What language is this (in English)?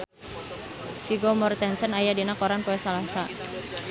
Sundanese